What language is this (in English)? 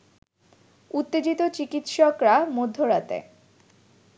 Bangla